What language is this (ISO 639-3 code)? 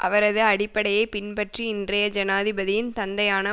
tam